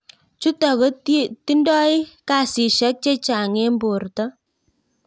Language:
Kalenjin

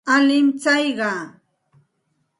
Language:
Santa Ana de Tusi Pasco Quechua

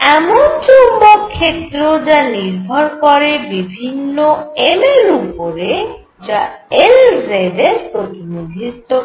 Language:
Bangla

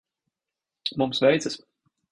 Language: Latvian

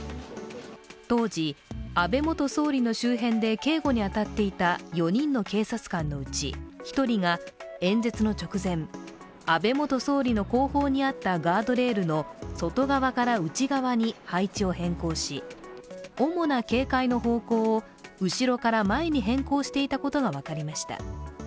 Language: Japanese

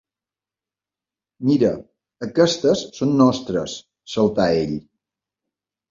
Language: Catalan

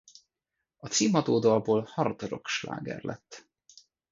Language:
Hungarian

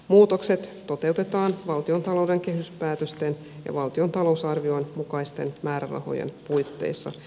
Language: Finnish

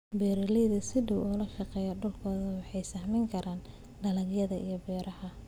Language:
Somali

